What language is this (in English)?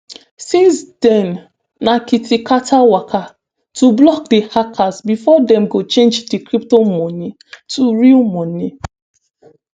Nigerian Pidgin